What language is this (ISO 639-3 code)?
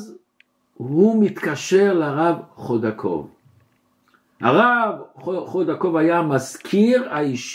heb